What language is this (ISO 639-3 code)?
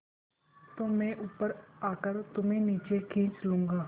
hin